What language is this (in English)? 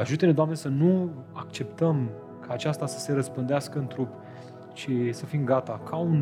Romanian